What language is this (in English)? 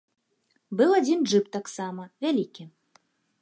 Belarusian